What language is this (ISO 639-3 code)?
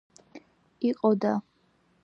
kat